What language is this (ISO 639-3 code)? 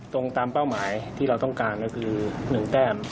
tha